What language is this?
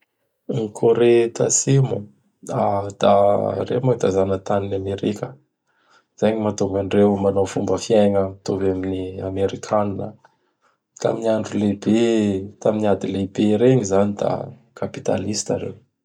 Bara Malagasy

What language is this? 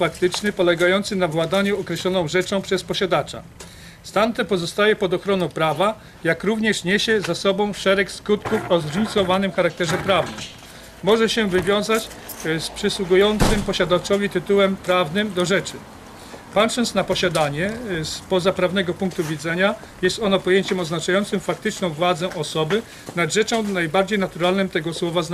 Polish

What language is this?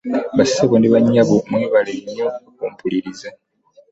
Ganda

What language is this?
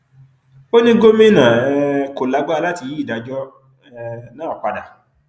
Yoruba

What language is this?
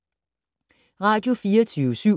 Danish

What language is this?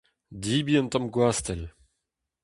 Breton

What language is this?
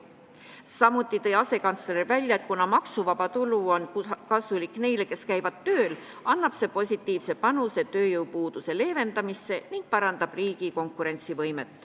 Estonian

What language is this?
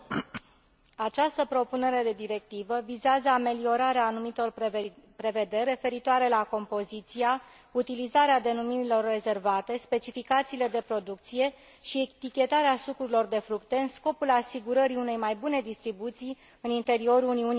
Romanian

